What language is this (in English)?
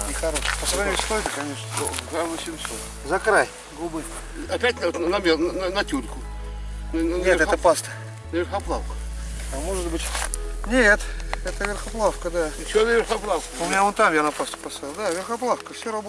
Russian